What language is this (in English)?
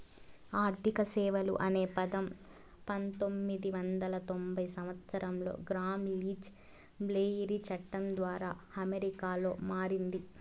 Telugu